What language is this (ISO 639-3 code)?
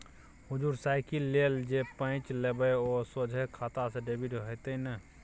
mai